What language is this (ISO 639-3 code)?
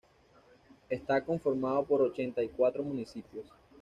spa